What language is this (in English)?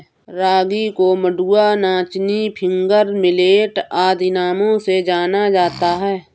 Hindi